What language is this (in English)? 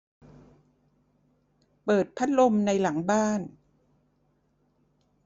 Thai